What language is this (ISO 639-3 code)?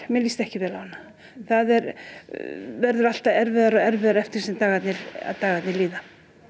isl